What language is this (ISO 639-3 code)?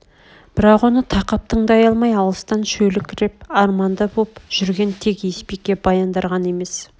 kaz